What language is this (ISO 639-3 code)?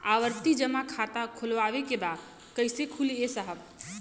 bho